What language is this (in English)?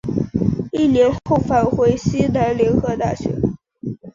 Chinese